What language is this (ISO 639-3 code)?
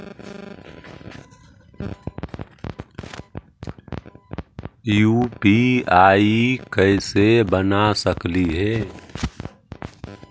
mag